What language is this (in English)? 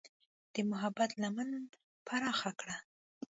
Pashto